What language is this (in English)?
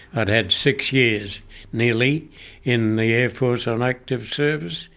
English